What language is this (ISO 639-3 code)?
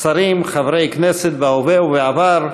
heb